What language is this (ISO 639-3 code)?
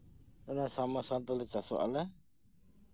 sat